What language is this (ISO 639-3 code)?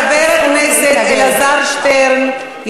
heb